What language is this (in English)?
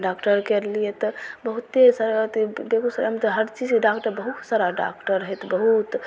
Maithili